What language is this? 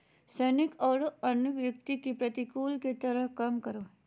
Magahi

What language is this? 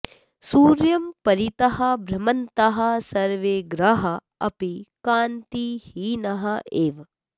Sanskrit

